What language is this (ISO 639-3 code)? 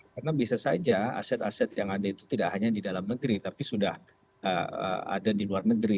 ind